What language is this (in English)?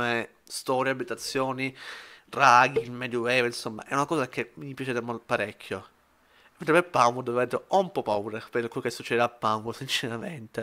Italian